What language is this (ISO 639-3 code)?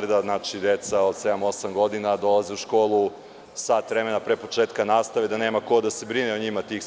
srp